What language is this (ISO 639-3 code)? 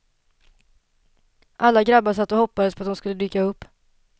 swe